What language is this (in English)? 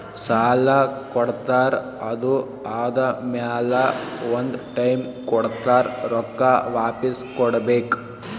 Kannada